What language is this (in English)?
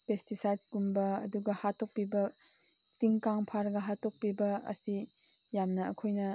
Manipuri